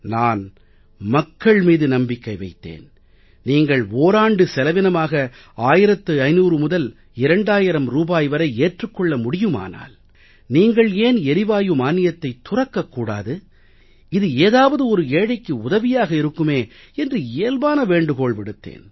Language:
Tamil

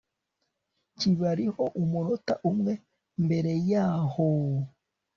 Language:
Kinyarwanda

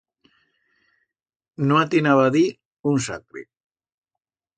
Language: Aragonese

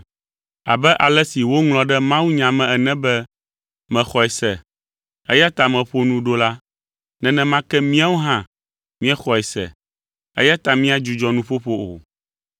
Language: Ewe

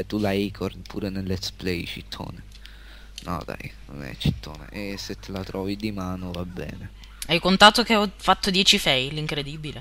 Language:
Italian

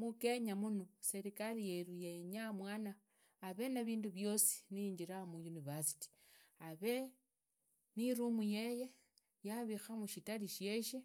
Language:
Idakho-Isukha-Tiriki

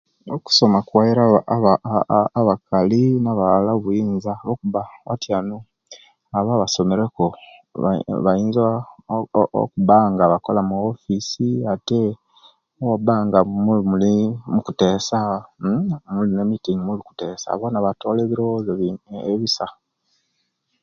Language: Kenyi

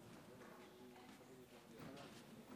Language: Hebrew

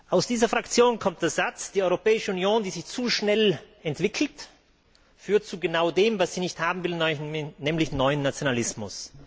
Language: German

